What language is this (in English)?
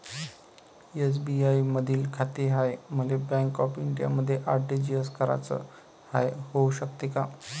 Marathi